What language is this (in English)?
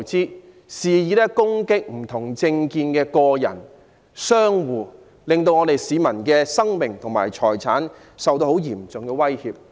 Cantonese